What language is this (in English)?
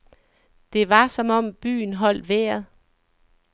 Danish